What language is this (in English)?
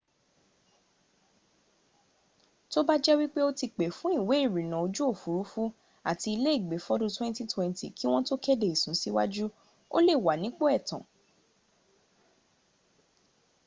Yoruba